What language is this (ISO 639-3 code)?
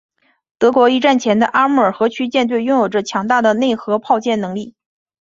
zho